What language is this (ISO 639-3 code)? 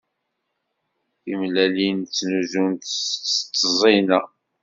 kab